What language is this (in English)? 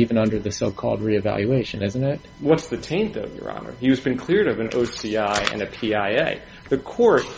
English